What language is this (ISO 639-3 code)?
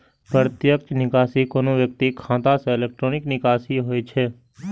mai